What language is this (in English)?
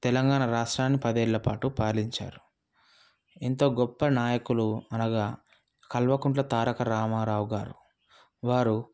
Telugu